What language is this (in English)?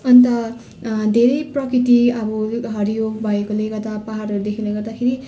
Nepali